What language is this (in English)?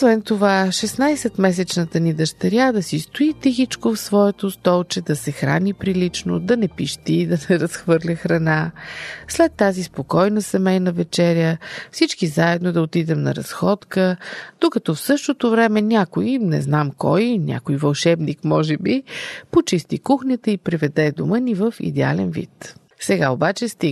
Bulgarian